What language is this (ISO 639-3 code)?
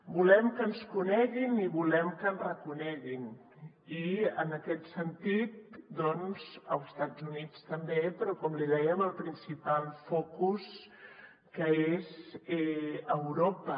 cat